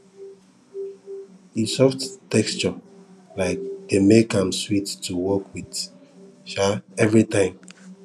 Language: Nigerian Pidgin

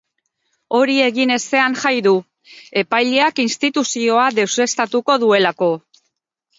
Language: Basque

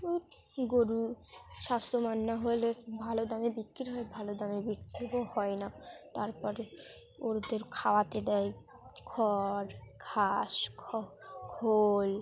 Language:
Bangla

